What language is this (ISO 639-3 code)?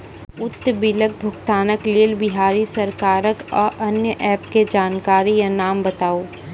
mai